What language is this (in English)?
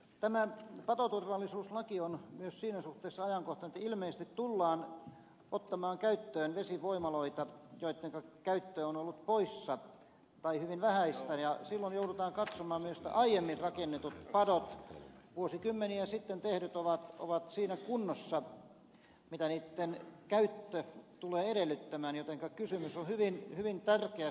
Finnish